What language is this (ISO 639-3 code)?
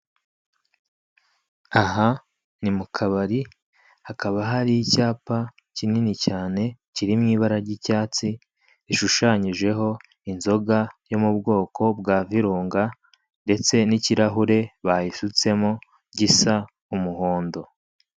kin